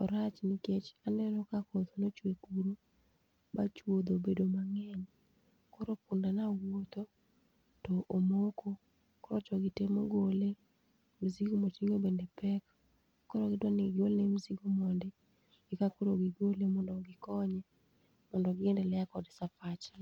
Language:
Luo (Kenya and Tanzania)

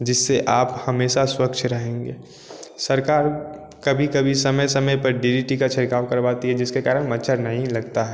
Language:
Hindi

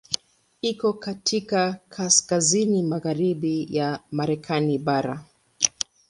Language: Swahili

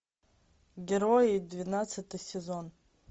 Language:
Russian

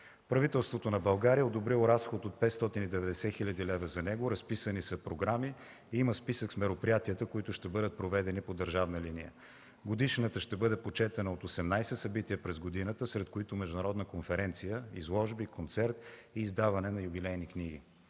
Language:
Bulgarian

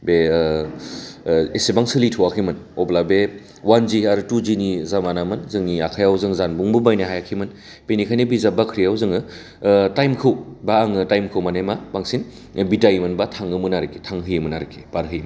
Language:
Bodo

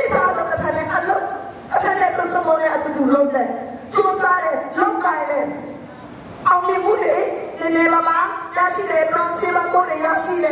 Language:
Thai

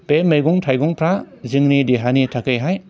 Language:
Bodo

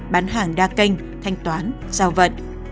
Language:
Vietnamese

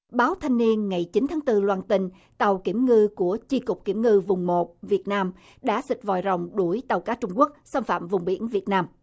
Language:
Vietnamese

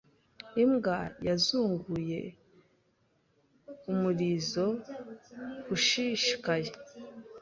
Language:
Kinyarwanda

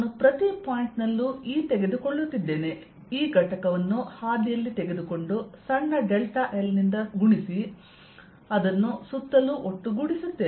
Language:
Kannada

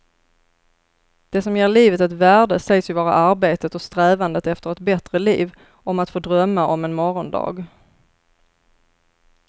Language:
Swedish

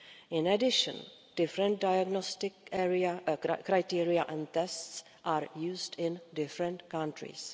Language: English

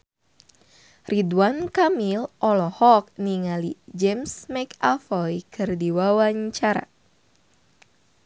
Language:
Sundanese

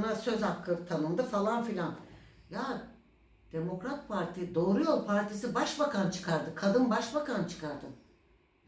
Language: Turkish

